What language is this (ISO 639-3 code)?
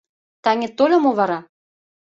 chm